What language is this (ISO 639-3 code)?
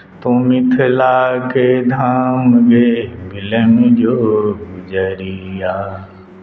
mai